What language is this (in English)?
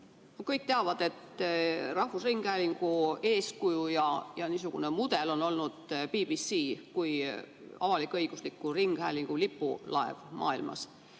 Estonian